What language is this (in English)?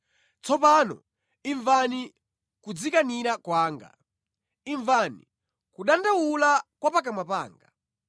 Nyanja